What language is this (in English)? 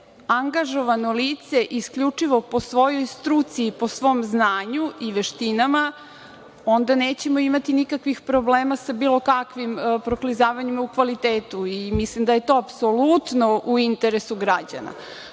Serbian